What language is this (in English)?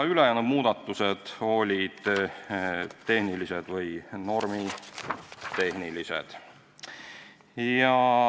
Estonian